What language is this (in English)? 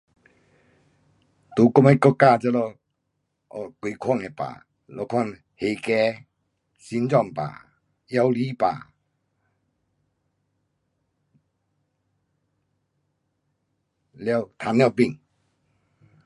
Pu-Xian Chinese